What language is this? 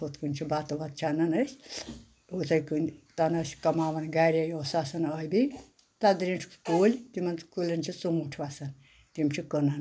Kashmiri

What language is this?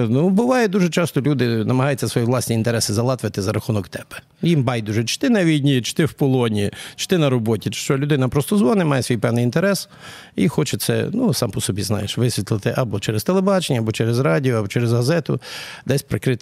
Ukrainian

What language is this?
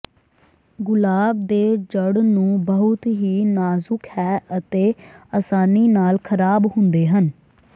Punjabi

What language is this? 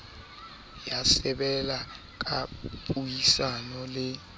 Southern Sotho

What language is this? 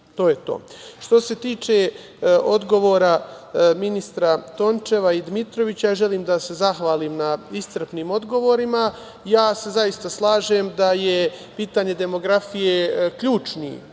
Serbian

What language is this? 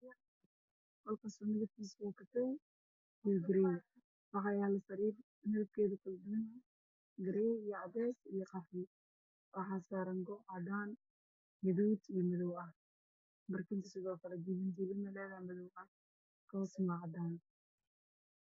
Somali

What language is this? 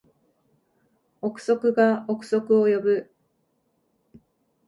Japanese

